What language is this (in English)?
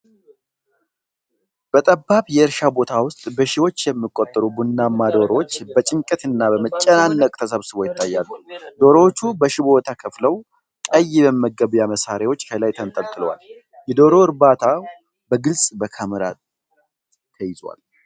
Amharic